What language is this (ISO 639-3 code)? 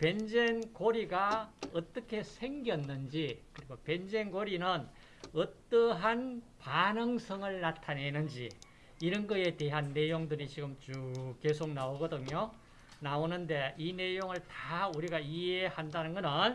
kor